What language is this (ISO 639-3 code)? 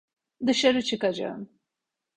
tur